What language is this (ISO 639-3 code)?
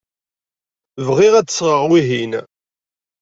kab